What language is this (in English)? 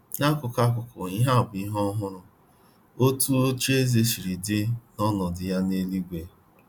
Igbo